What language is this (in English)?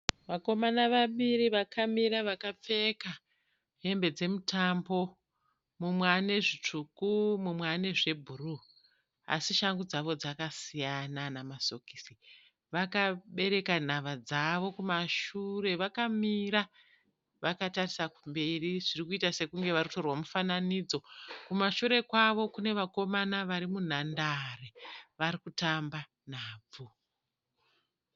Shona